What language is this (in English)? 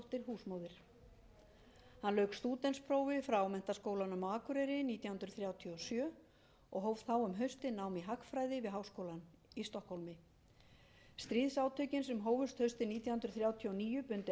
Icelandic